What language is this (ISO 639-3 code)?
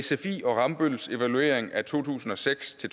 dan